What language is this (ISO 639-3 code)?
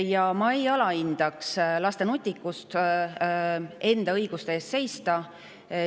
est